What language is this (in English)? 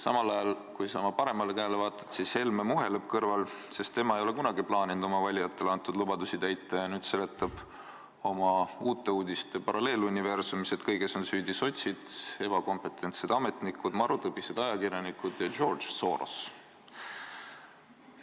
Estonian